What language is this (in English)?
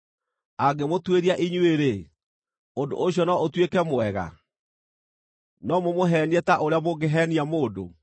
Kikuyu